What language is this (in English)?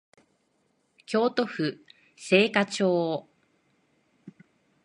Japanese